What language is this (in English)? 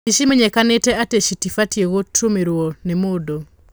Kikuyu